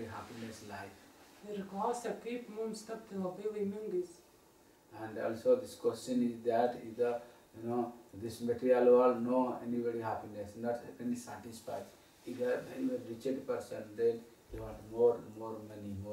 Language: Spanish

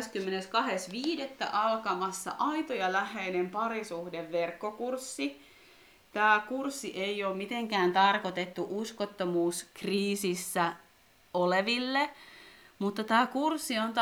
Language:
Finnish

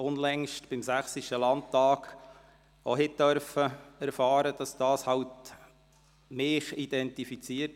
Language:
Swiss German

